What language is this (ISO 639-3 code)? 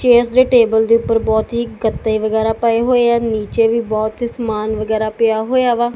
pan